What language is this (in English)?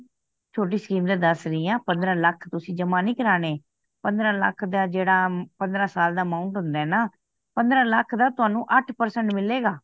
Punjabi